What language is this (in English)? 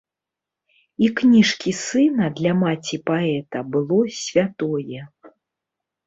Belarusian